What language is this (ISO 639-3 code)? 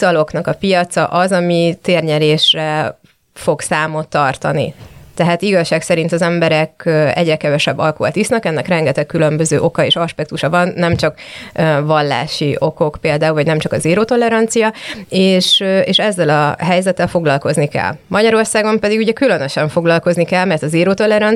hun